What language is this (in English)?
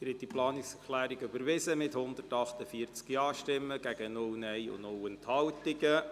Swiss German